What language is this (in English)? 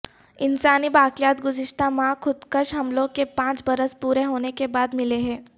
Urdu